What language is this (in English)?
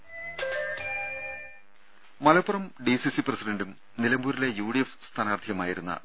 Malayalam